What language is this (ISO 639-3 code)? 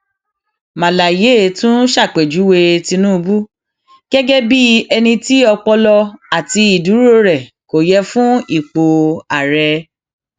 yor